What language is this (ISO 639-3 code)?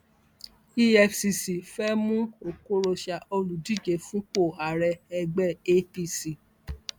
yor